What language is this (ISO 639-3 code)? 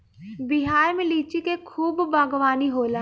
bho